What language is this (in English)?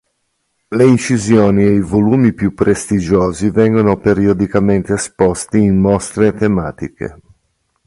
Italian